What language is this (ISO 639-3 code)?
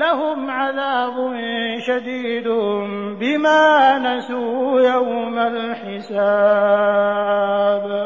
ara